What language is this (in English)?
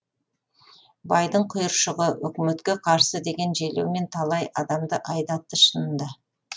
Kazakh